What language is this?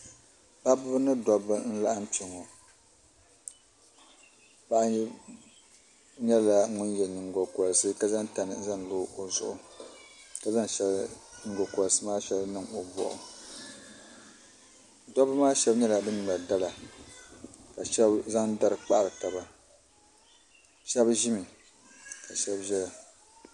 Dagbani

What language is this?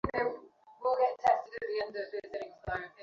Bangla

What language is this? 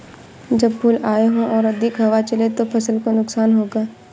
Hindi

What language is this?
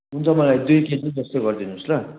Nepali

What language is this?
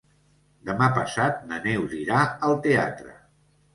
Catalan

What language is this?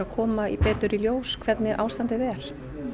Icelandic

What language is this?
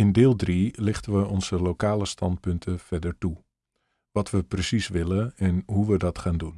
Dutch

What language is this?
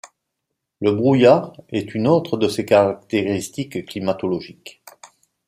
French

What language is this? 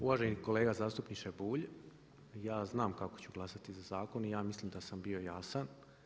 Croatian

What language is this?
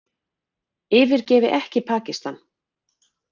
Icelandic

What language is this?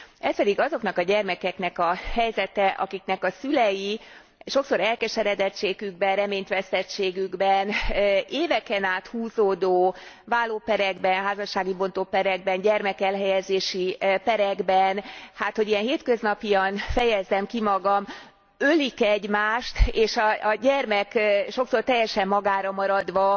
Hungarian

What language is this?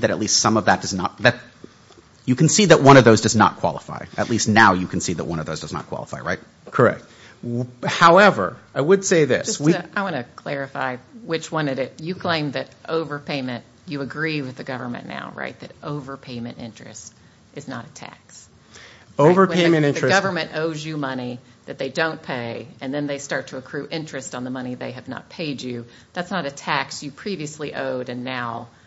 English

